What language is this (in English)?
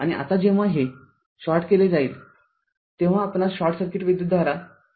Marathi